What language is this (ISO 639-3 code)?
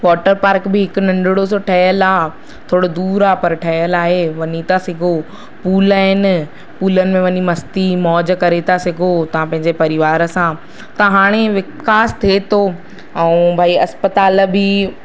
snd